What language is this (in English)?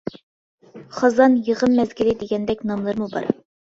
Uyghur